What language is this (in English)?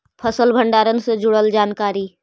Magahi